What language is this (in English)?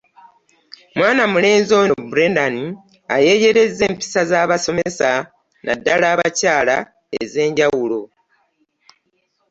Ganda